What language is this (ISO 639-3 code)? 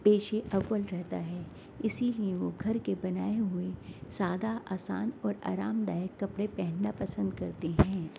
urd